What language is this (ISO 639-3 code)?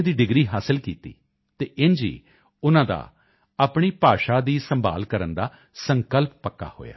pan